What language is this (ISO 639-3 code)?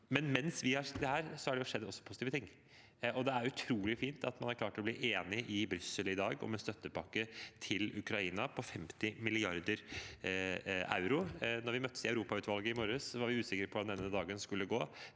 nor